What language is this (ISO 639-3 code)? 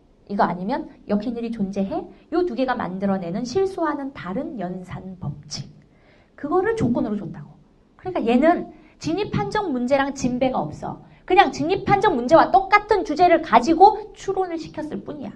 kor